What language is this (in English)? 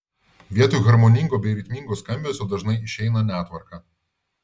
Lithuanian